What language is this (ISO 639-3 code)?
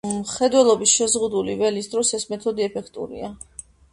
kat